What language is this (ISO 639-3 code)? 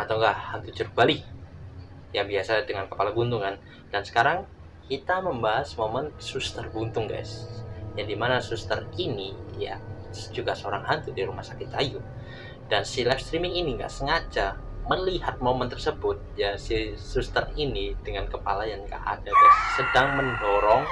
ind